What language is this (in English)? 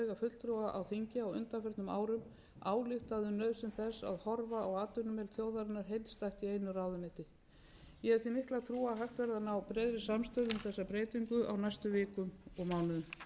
Icelandic